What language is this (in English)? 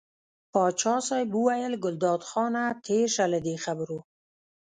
Pashto